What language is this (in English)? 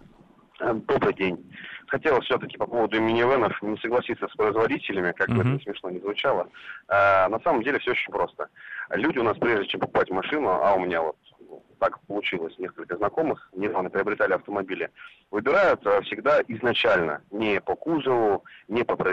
Russian